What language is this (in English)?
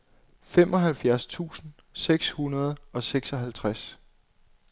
Danish